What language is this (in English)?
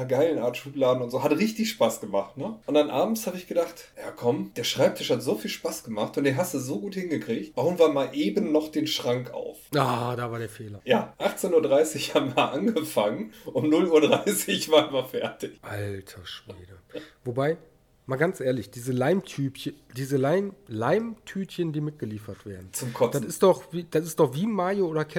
German